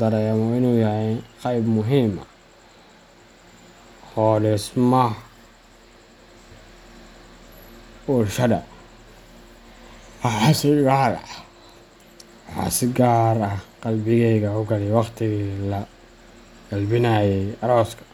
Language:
Somali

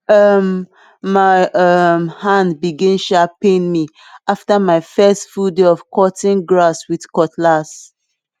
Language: Nigerian Pidgin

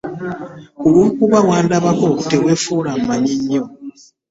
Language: Ganda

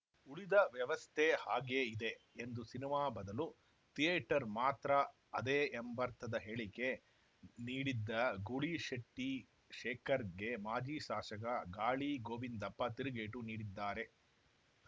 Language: Kannada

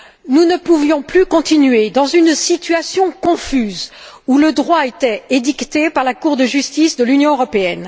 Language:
French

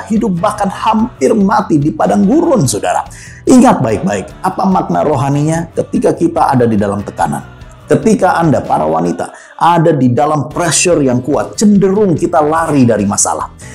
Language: Indonesian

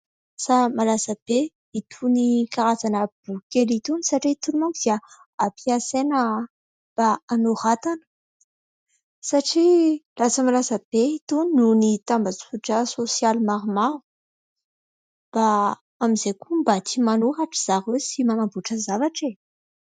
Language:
Malagasy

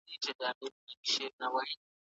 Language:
Pashto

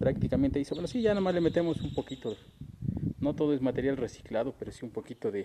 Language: Spanish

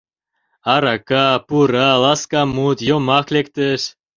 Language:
Mari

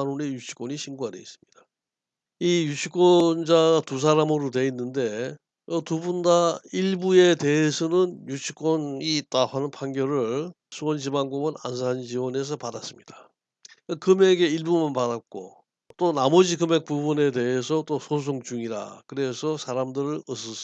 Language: Korean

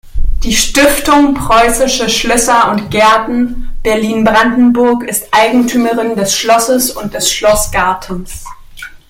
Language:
German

